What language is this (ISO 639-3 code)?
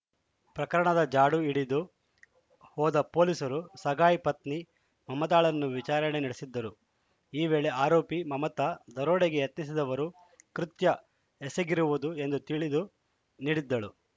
kan